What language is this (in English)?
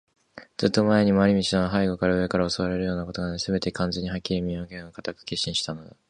Japanese